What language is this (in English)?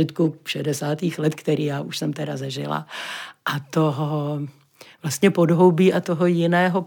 Czech